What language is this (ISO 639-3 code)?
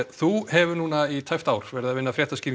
isl